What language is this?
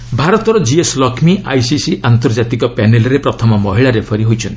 Odia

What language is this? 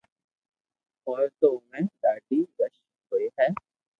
Loarki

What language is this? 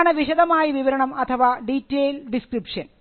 Malayalam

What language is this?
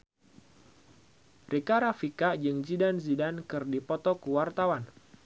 Sundanese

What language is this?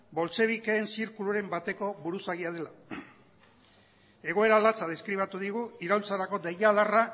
Basque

